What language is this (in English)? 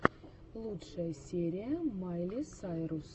Russian